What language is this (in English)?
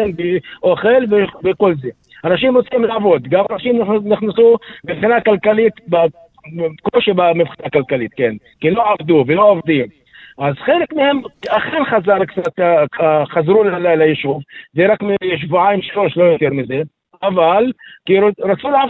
Hebrew